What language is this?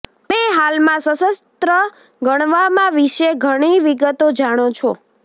Gujarati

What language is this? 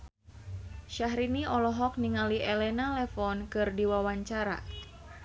Sundanese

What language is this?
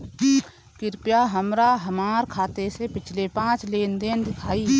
Bhojpuri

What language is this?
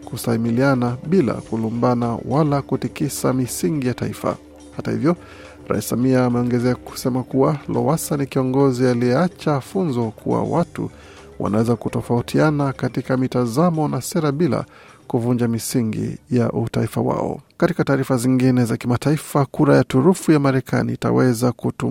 Swahili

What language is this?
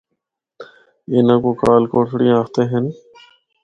Northern Hindko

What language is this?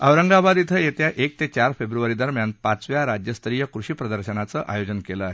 Marathi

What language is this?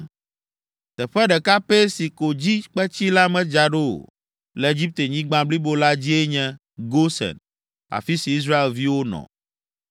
Ewe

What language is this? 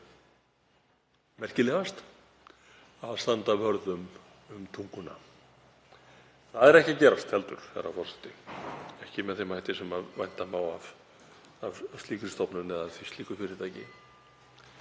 Icelandic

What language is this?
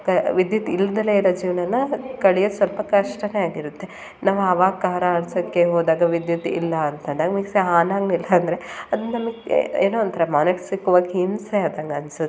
Kannada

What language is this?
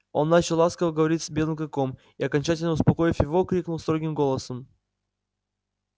Russian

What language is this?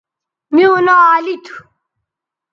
Bateri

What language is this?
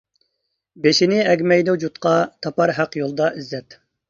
Uyghur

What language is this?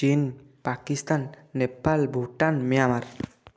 Odia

